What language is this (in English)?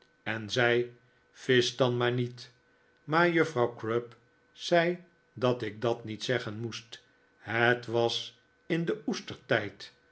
Dutch